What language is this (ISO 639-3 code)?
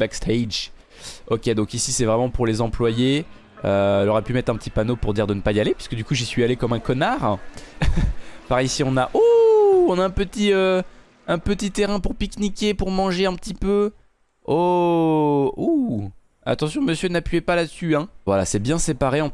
fra